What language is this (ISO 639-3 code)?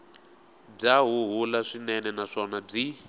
tso